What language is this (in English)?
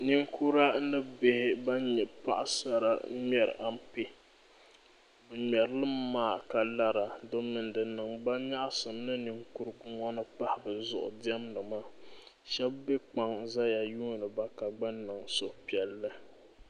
Dagbani